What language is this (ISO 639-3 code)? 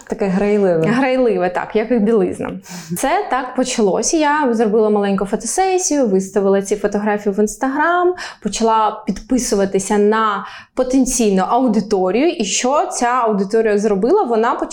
ukr